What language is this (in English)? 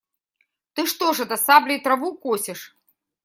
Russian